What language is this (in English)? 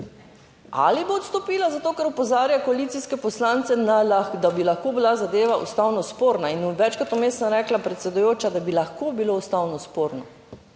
Slovenian